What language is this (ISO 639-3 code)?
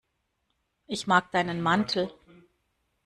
deu